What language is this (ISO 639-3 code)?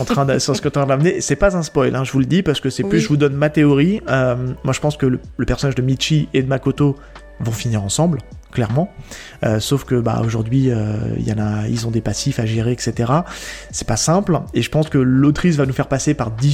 fra